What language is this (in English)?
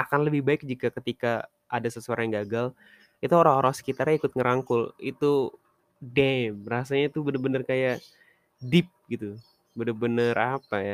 Indonesian